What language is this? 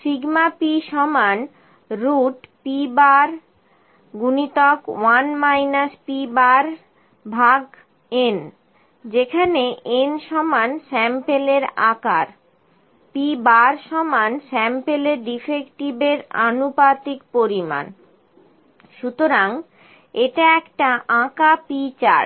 Bangla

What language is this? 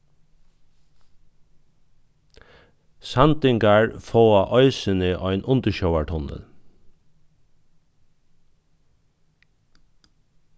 Faroese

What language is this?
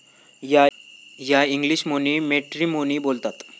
Marathi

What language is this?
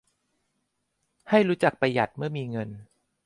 Thai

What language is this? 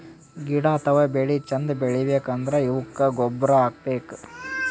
Kannada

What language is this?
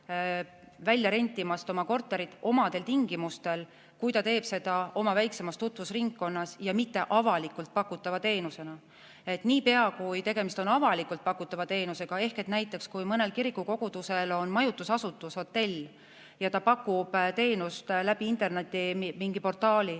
Estonian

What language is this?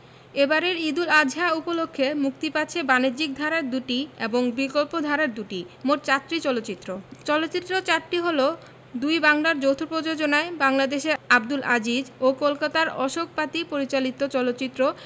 Bangla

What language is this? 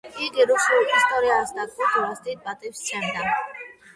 Georgian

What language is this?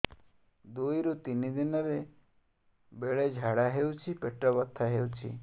Odia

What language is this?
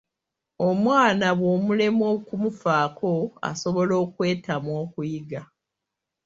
Ganda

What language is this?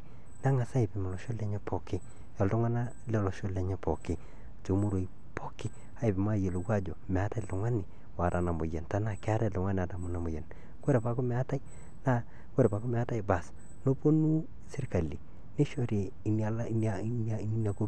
Masai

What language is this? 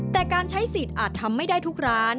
Thai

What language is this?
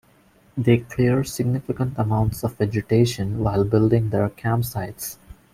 English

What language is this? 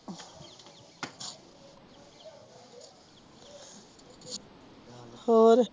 Punjabi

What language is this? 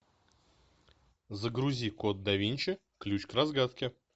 Russian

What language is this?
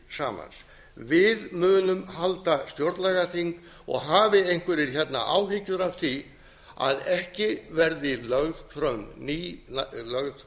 Icelandic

